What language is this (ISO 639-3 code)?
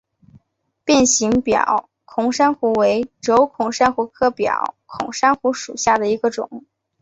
zho